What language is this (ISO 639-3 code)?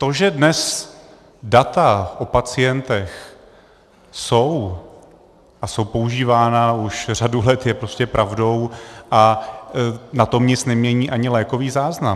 ces